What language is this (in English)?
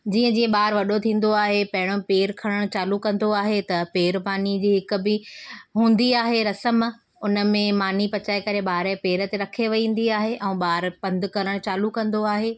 Sindhi